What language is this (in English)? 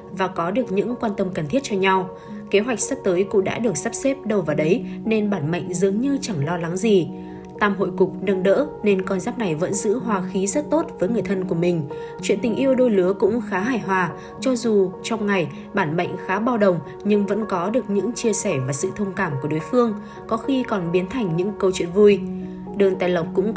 Vietnamese